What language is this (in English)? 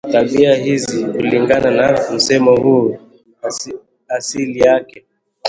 Swahili